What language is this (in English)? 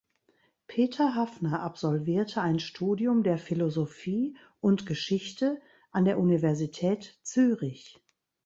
German